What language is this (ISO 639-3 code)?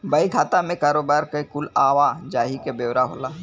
bho